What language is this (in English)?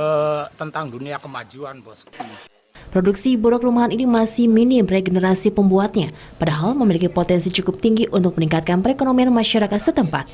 Indonesian